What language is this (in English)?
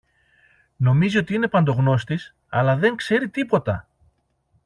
Greek